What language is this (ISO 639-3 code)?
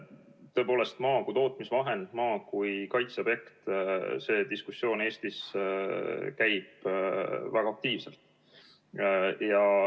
est